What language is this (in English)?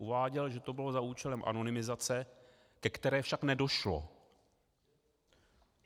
Czech